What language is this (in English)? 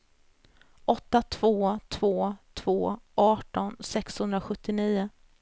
Swedish